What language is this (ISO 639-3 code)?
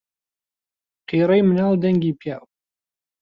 ckb